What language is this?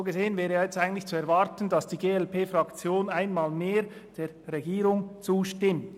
Swiss German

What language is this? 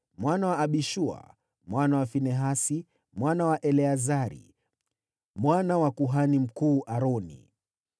Swahili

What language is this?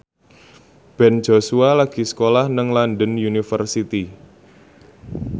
Javanese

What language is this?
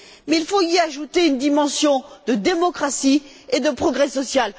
French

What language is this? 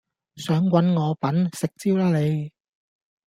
Cantonese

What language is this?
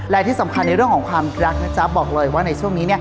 Thai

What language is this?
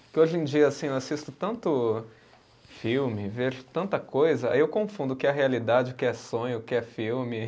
Portuguese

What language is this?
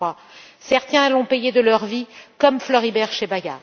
French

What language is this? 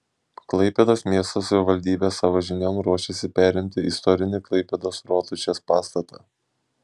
Lithuanian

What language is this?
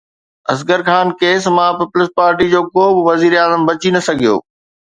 Sindhi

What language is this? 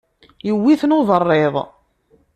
Kabyle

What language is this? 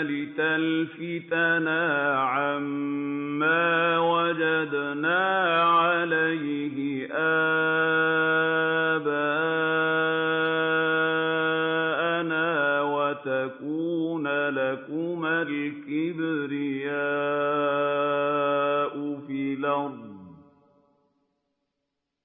Arabic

